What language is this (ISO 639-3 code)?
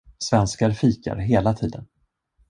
swe